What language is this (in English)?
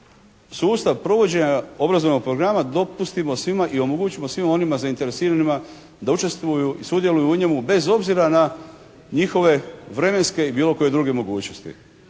Croatian